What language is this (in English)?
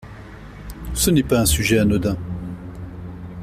French